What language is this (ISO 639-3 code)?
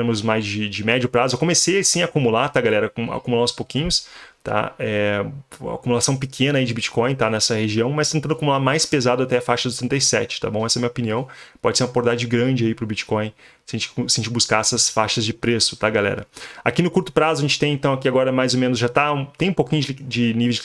por